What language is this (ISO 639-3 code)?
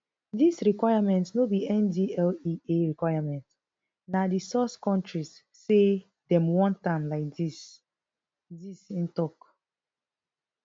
pcm